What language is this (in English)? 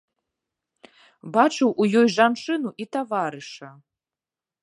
Belarusian